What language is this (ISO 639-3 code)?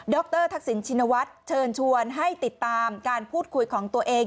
tha